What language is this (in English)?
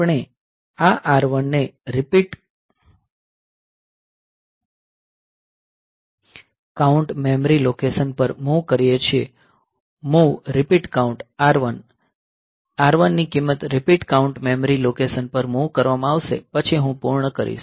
Gujarati